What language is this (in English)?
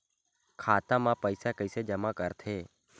Chhattisgarhi